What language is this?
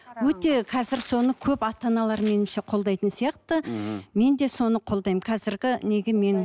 Kazakh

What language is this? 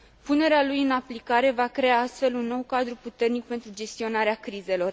Romanian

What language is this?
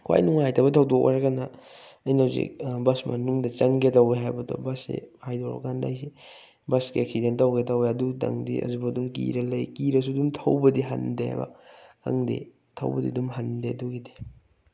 Manipuri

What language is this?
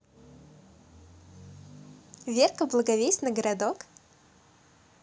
Russian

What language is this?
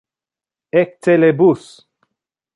Interlingua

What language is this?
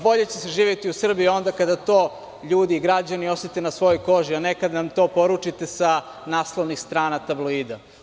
Serbian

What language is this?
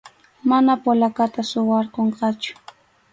Arequipa-La Unión Quechua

